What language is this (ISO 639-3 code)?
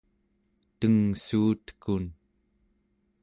esu